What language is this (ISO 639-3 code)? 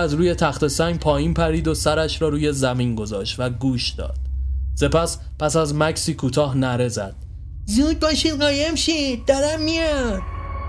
fas